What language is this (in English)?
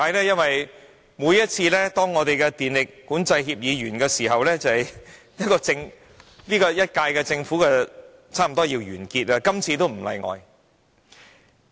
Cantonese